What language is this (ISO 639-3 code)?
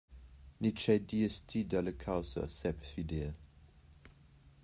roh